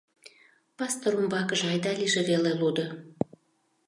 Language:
Mari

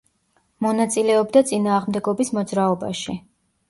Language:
Georgian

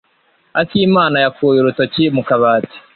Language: Kinyarwanda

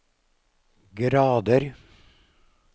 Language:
Norwegian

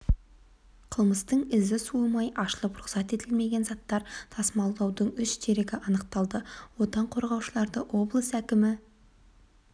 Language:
Kazakh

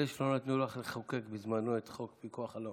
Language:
Hebrew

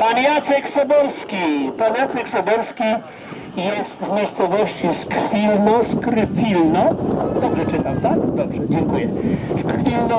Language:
Polish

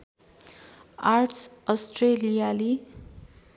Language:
Nepali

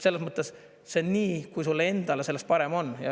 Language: Estonian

